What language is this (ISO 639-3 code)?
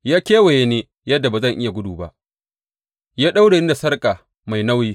hau